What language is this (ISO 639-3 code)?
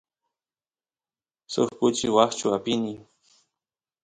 qus